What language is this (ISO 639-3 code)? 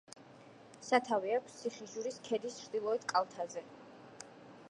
kat